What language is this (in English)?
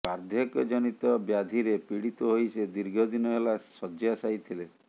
Odia